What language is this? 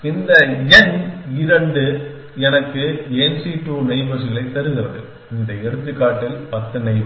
Tamil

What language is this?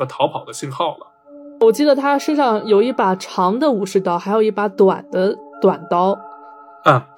Chinese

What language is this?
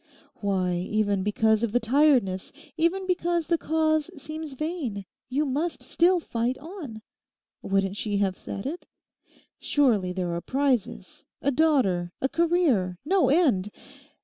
English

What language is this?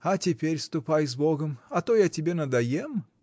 Russian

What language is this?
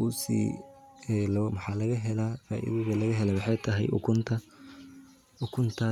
Somali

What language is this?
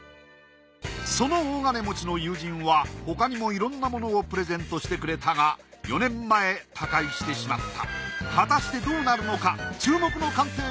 Japanese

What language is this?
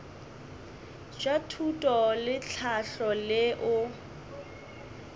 Northern Sotho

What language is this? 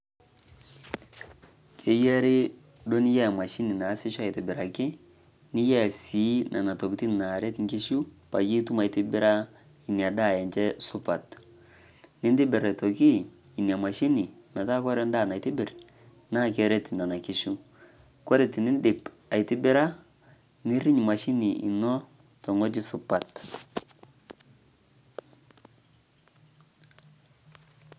Masai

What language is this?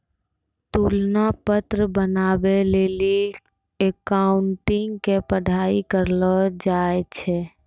Maithili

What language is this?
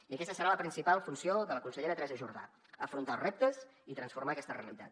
Catalan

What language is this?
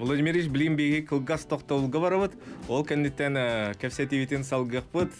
Turkish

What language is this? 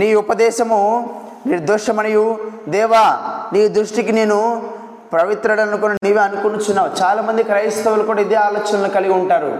Telugu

